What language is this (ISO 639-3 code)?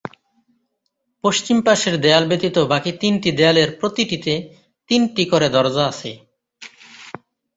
ben